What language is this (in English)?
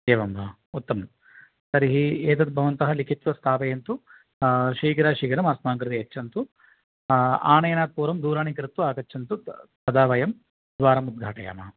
Sanskrit